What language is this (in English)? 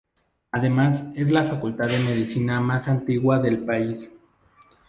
Spanish